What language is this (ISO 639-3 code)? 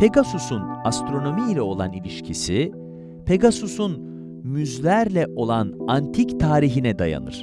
tur